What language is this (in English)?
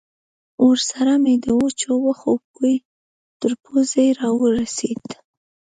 Pashto